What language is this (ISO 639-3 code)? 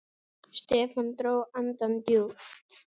isl